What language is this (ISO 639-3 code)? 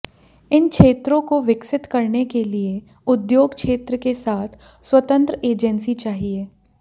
hin